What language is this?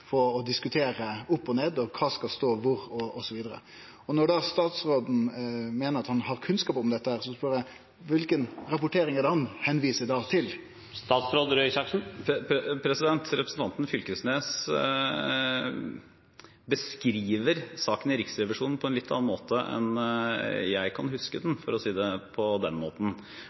Norwegian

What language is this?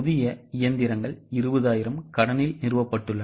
Tamil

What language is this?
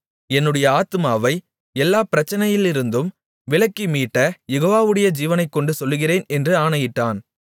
Tamil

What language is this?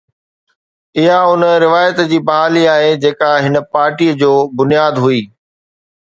Sindhi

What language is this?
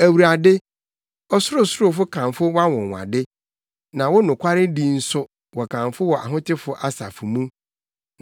Akan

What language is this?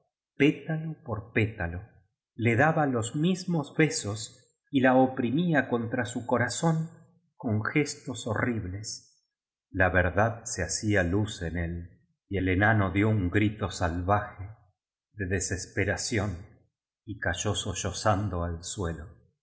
Spanish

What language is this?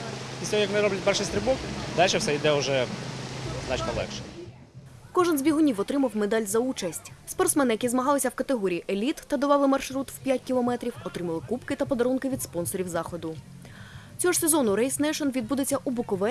Ukrainian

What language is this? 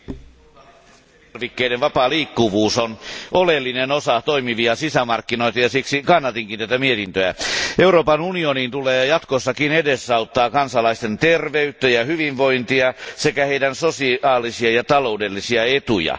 Finnish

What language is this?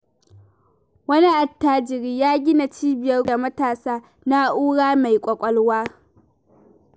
Hausa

